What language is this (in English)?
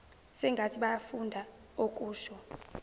Zulu